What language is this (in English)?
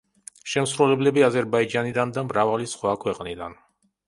Georgian